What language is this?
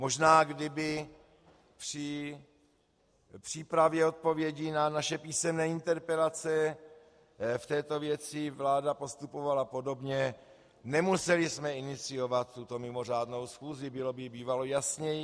Czech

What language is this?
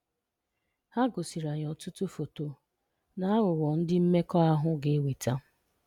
Igbo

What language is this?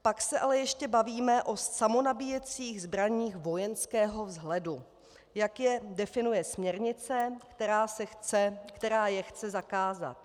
Czech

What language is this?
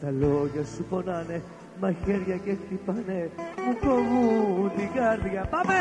Greek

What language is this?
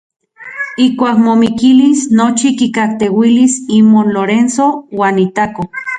Central Puebla Nahuatl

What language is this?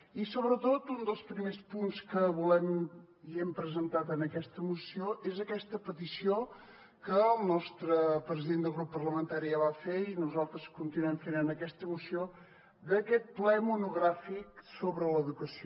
Catalan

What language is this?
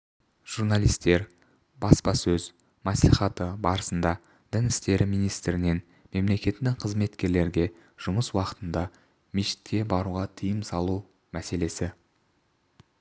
Kazakh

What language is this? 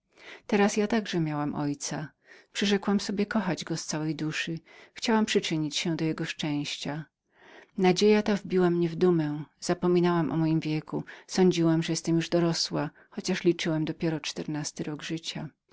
Polish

